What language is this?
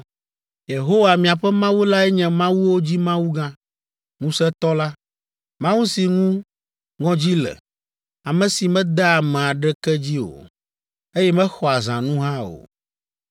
Ewe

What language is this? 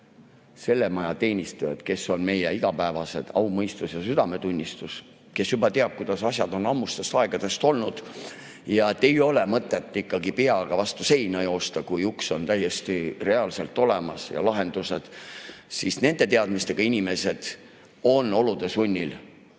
Estonian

